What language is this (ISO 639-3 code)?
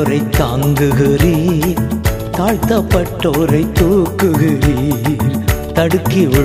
tam